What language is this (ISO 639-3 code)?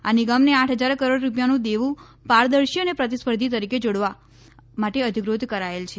guj